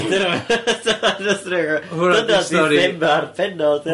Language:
Welsh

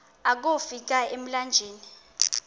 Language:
Xhosa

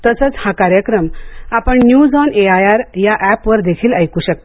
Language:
Marathi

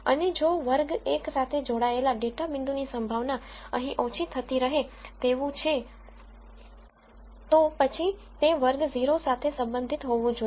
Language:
Gujarati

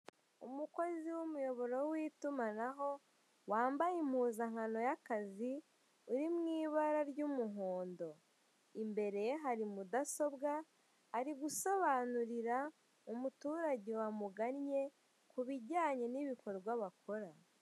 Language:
Kinyarwanda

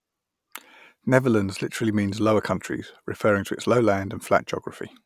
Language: English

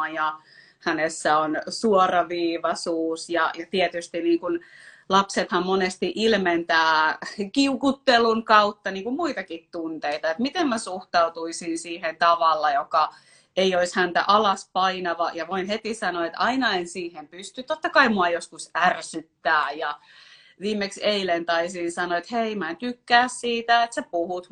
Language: Finnish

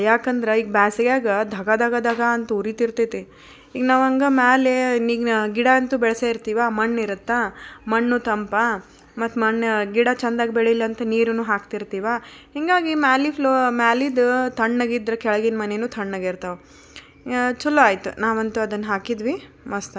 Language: Kannada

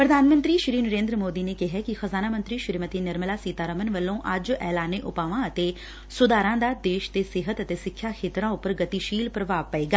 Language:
Punjabi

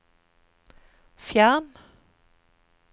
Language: Norwegian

